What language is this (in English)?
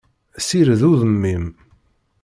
Kabyle